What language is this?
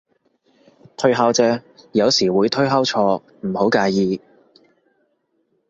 Cantonese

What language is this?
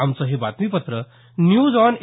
Marathi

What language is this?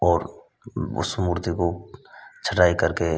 Hindi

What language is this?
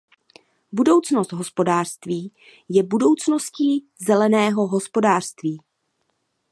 Czech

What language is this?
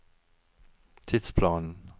Norwegian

